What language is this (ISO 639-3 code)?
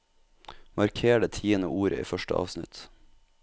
nor